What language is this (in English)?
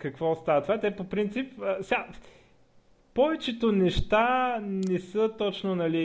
Bulgarian